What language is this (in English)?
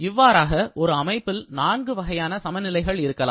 Tamil